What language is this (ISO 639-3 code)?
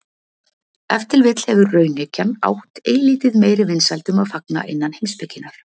isl